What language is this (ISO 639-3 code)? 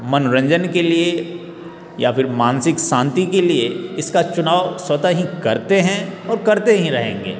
hin